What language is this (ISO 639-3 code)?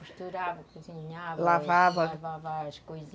por